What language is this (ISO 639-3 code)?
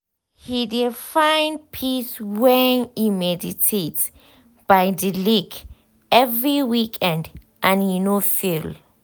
pcm